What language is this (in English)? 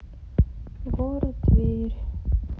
Russian